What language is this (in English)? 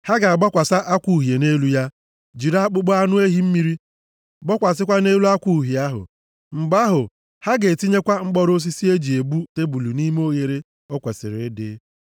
Igbo